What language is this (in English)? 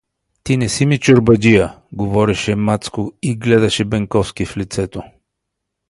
Bulgarian